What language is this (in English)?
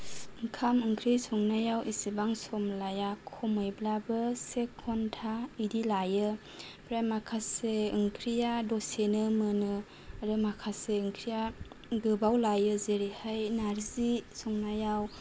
Bodo